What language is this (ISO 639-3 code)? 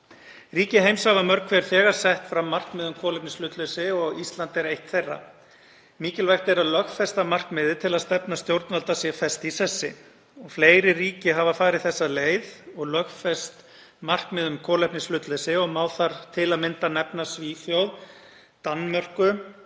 isl